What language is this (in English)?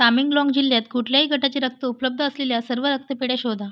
Marathi